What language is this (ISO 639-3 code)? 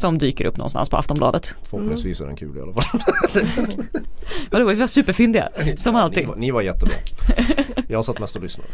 swe